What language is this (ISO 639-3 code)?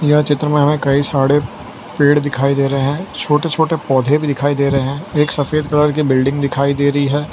hin